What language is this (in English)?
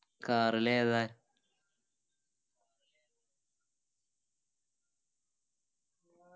Malayalam